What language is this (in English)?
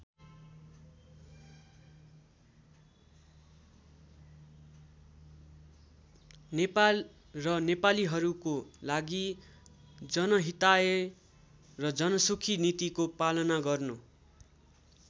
Nepali